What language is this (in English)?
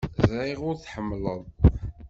Kabyle